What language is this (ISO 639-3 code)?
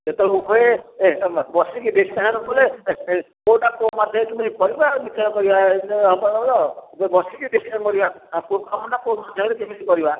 ori